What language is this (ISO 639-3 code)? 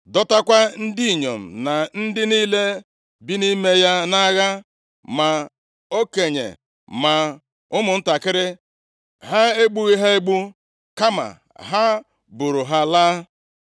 ibo